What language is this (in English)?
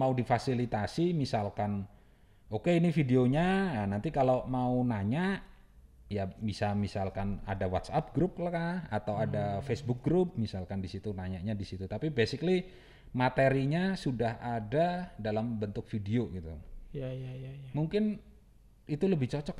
Indonesian